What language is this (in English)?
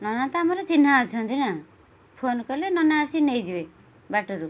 Odia